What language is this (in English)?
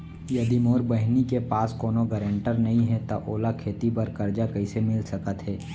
Chhattisgarhi